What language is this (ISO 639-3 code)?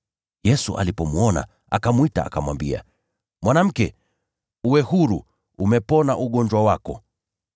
swa